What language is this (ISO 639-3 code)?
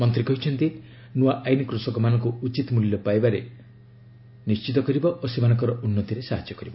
ori